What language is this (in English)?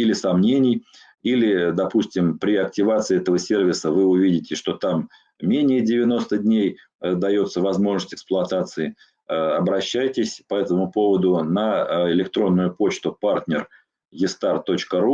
Russian